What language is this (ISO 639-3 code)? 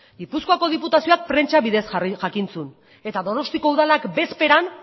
eus